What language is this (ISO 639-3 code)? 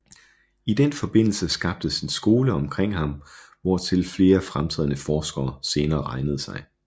dan